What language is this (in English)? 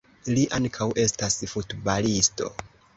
Esperanto